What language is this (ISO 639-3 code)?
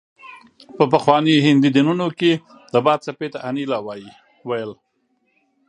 pus